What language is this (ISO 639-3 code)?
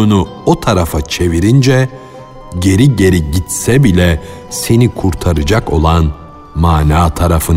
tur